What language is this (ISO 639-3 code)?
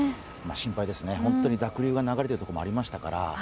jpn